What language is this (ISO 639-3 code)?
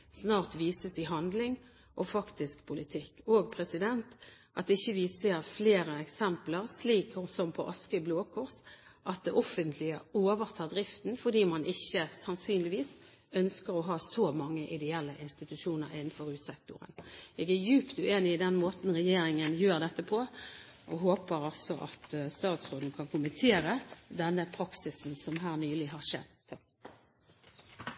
nob